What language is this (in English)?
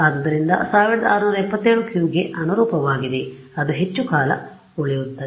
Kannada